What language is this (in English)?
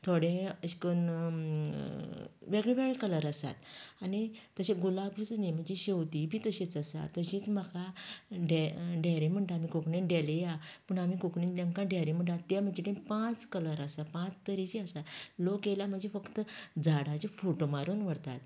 Konkani